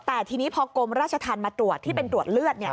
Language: Thai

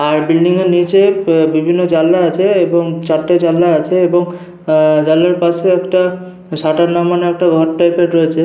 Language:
Bangla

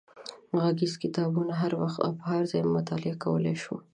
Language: Pashto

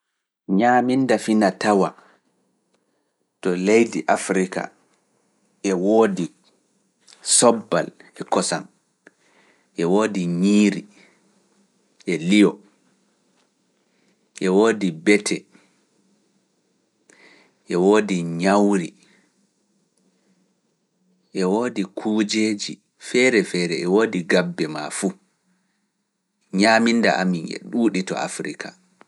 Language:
Fula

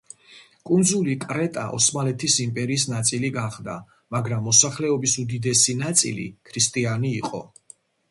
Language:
Georgian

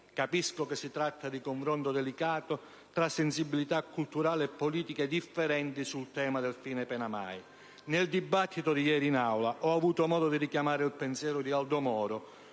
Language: Italian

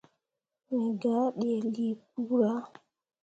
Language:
Mundang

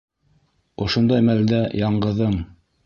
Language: Bashkir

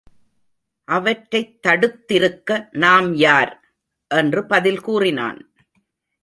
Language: Tamil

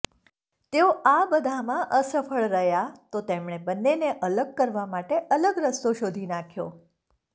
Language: Gujarati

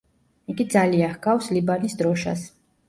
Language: Georgian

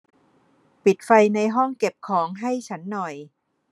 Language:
Thai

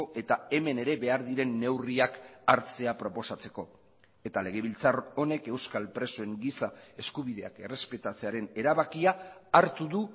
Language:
Basque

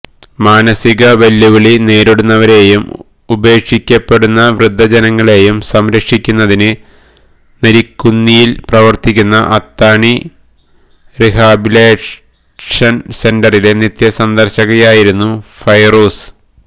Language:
Malayalam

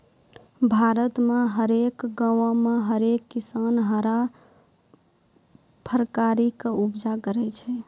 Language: Maithili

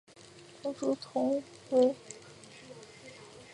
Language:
Chinese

